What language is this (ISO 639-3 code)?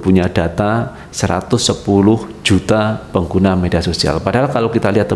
ind